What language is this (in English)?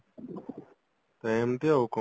Odia